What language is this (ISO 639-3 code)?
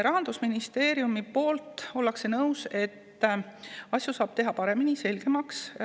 est